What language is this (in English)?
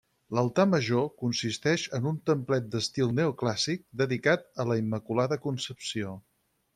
Catalan